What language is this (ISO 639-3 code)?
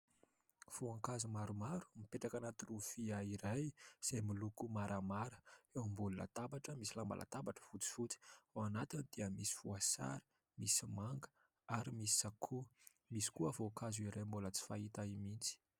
mlg